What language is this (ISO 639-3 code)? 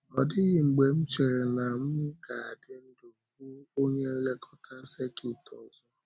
ibo